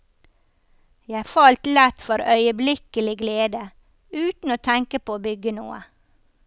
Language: Norwegian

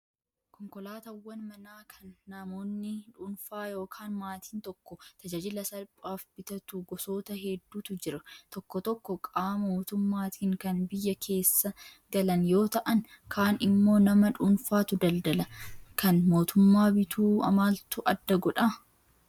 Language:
Oromo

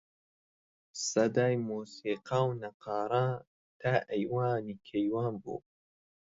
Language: Central Kurdish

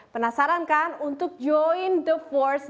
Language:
Indonesian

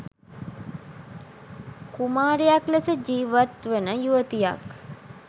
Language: Sinhala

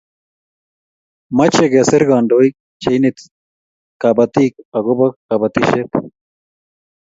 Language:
Kalenjin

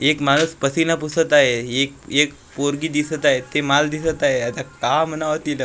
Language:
Marathi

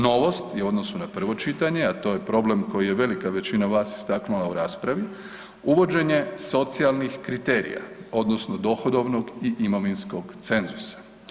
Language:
Croatian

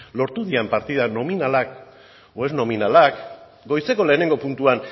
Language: Basque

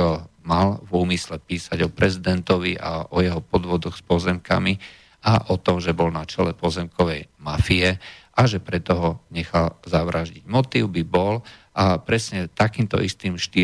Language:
Slovak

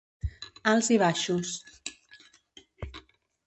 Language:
Catalan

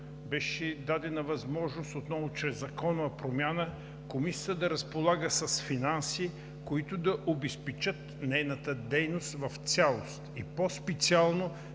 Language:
Bulgarian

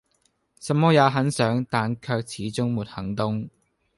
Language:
Cantonese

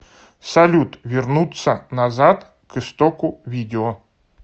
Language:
Russian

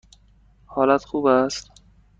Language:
Persian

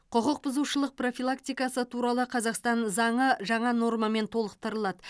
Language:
Kazakh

